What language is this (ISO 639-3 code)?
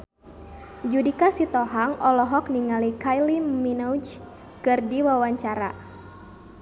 sun